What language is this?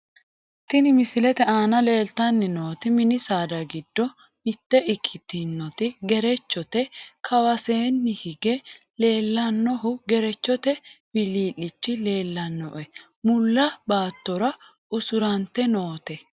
Sidamo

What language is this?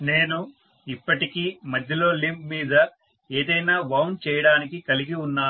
Telugu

